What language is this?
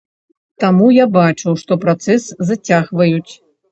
Belarusian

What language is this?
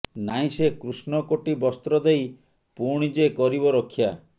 Odia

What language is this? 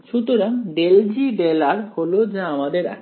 Bangla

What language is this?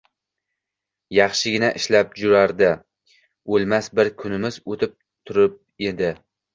Uzbek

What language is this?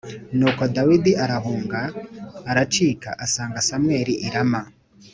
Kinyarwanda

